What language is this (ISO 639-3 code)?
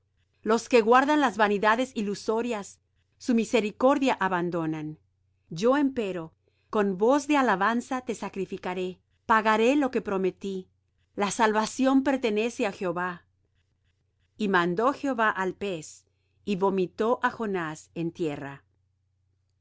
spa